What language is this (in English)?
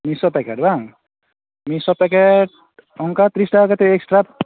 Santali